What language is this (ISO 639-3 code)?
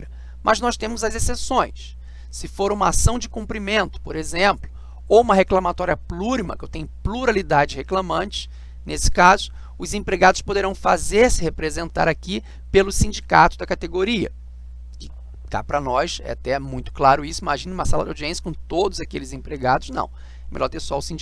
por